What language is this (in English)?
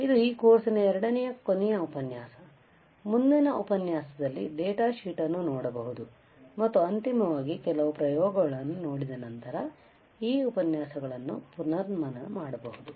Kannada